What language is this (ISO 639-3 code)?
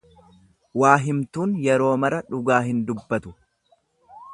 orm